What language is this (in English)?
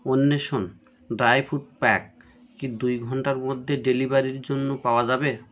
Bangla